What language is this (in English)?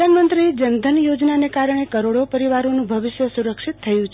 Gujarati